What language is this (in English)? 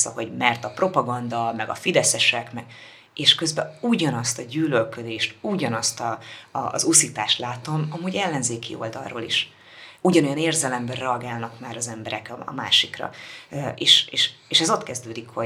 Hungarian